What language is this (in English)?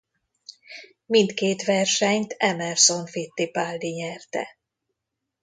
Hungarian